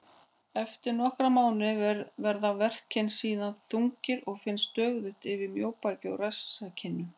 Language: Icelandic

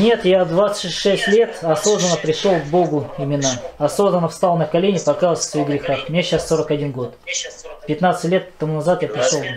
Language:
Russian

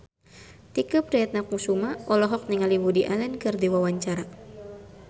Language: Sundanese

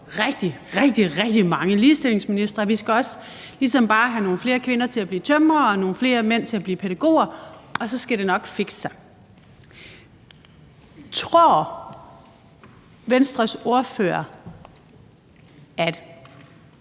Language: Danish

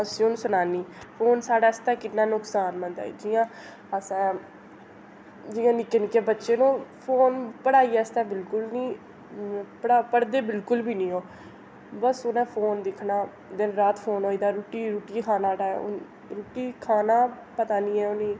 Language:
Dogri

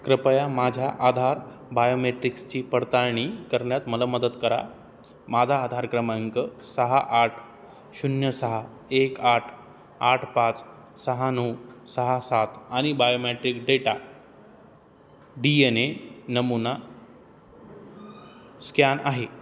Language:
Marathi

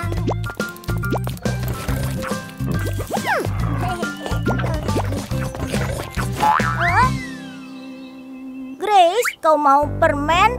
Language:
Indonesian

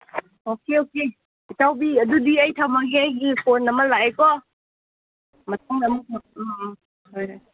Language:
Manipuri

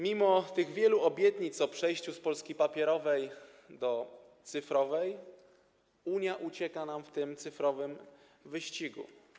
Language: Polish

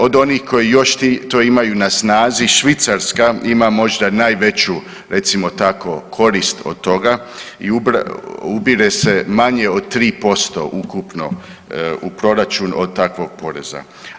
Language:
Croatian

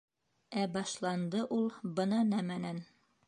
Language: Bashkir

